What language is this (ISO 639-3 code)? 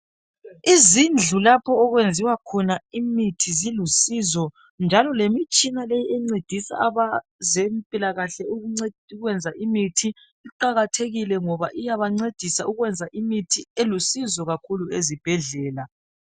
nde